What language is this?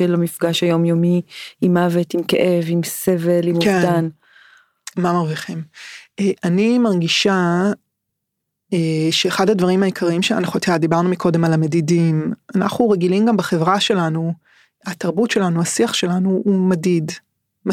Hebrew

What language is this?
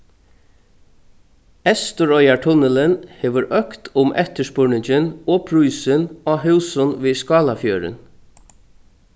Faroese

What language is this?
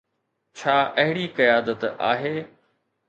Sindhi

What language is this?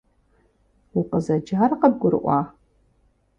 Kabardian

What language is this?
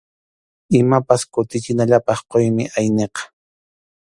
Arequipa-La Unión Quechua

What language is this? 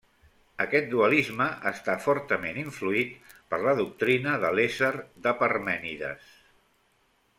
Catalan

